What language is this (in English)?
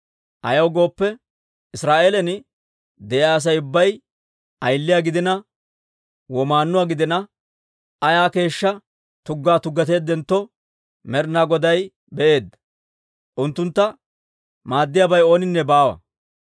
Dawro